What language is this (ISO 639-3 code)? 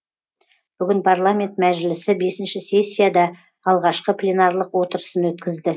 kaz